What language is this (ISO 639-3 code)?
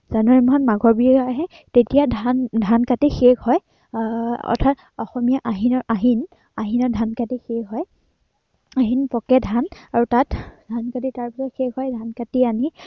asm